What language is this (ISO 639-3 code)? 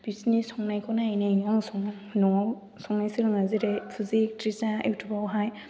brx